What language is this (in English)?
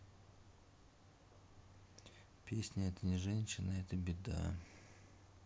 Russian